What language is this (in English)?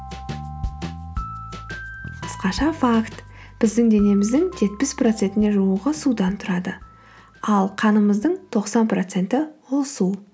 Kazakh